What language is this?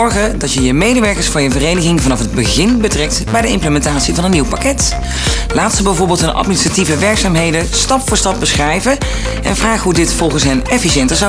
Dutch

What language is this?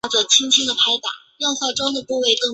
Chinese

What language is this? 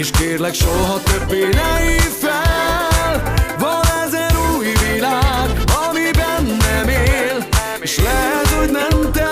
Hungarian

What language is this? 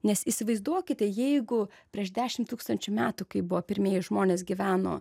Lithuanian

